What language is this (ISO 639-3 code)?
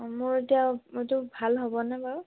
asm